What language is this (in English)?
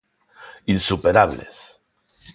Galician